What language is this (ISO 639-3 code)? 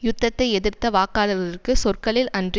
tam